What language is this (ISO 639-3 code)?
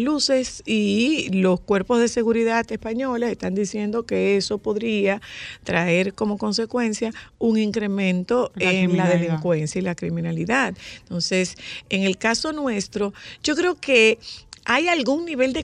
spa